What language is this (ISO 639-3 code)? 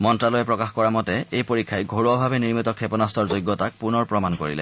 asm